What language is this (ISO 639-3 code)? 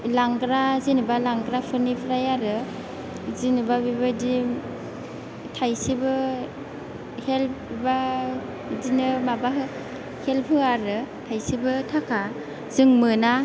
brx